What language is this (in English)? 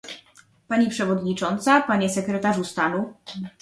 Polish